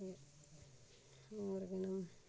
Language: Dogri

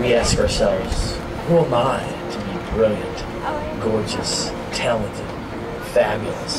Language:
English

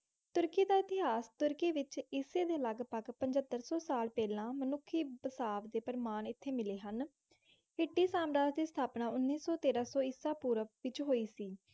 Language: Punjabi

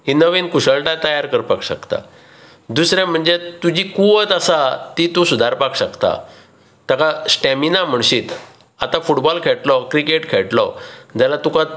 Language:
Konkani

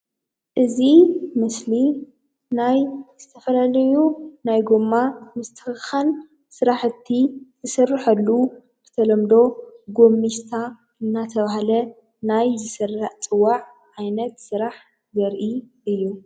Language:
Tigrinya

